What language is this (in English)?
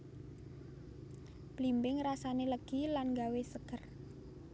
Javanese